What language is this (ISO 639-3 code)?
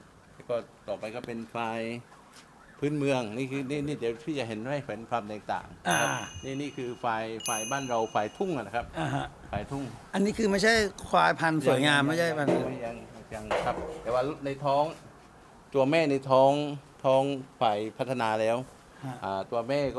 tha